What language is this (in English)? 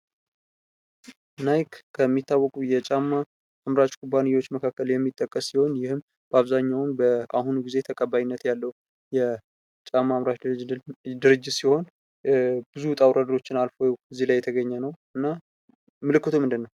Amharic